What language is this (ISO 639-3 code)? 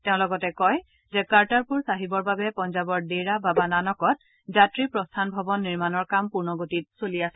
asm